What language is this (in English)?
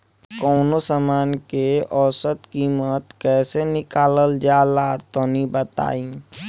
Bhojpuri